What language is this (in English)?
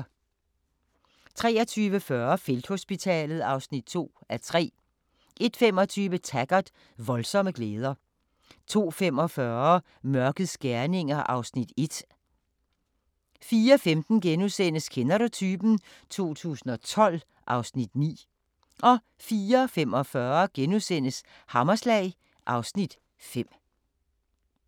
Danish